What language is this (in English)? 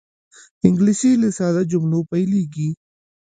Pashto